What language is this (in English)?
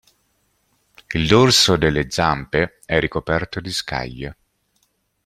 Italian